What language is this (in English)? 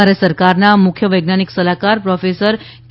Gujarati